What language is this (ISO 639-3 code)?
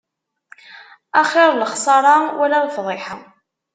kab